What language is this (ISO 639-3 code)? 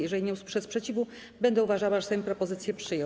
pol